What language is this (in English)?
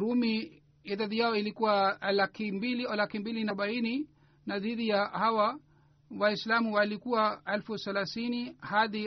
Swahili